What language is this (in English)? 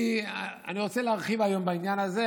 Hebrew